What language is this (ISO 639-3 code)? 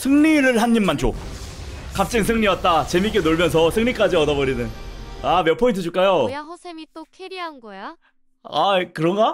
kor